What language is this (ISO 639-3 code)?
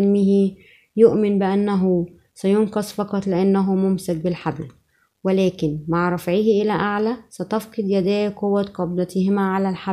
ara